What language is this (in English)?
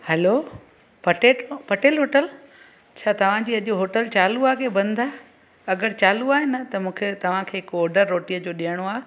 Sindhi